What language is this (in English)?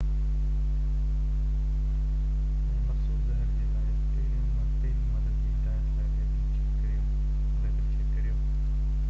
Sindhi